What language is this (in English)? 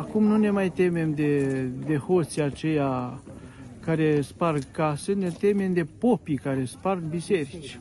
Romanian